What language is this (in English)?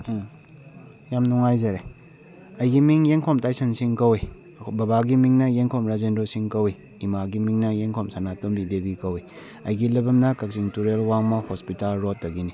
Manipuri